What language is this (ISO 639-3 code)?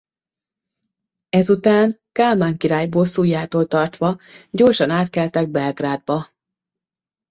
hun